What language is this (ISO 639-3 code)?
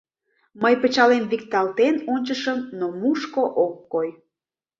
chm